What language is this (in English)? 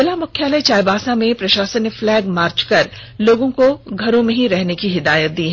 Hindi